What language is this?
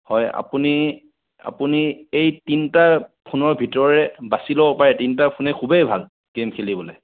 Assamese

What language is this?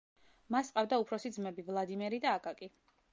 Georgian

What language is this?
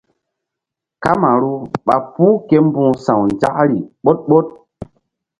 Mbum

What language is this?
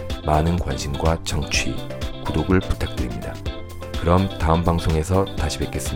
Korean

